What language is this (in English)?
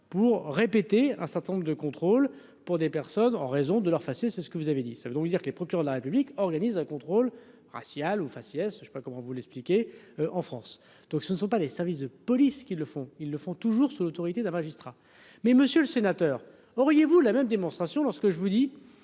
French